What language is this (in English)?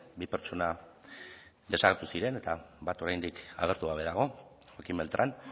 Basque